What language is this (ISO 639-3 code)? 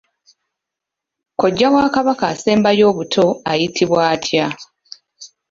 lug